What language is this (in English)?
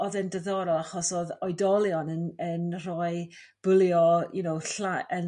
Welsh